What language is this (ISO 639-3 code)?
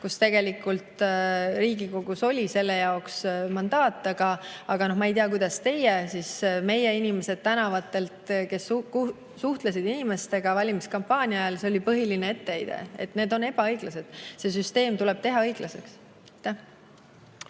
est